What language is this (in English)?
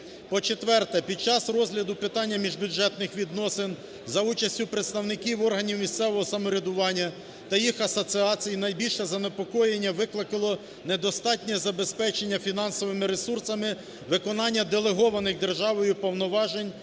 Ukrainian